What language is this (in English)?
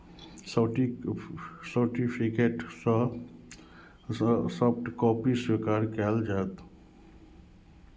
Maithili